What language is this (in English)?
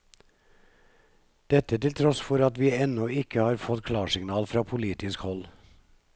Norwegian